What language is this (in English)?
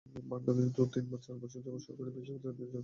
Bangla